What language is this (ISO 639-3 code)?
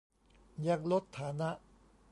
tha